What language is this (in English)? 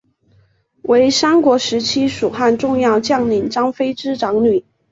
Chinese